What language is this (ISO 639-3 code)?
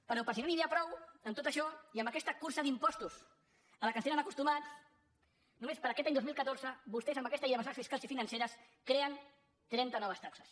cat